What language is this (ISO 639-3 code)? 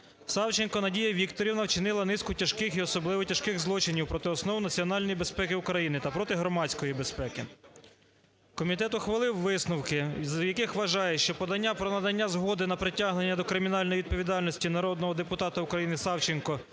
ukr